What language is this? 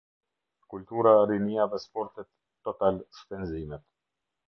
Albanian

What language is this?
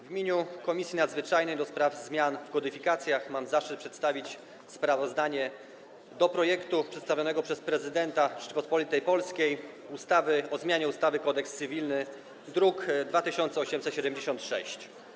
Polish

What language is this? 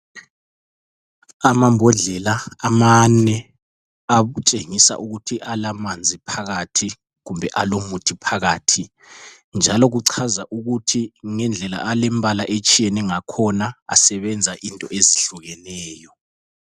North Ndebele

